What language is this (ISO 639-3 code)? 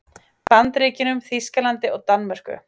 isl